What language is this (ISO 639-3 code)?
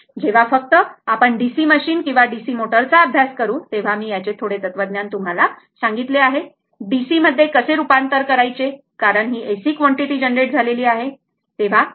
mar